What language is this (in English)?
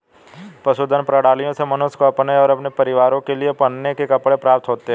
Hindi